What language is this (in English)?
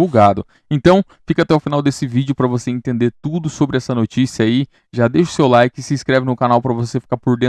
Portuguese